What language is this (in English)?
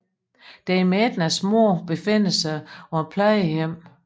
Danish